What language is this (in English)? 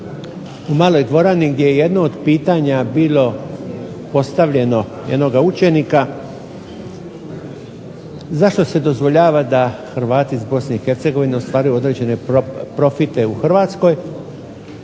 Croatian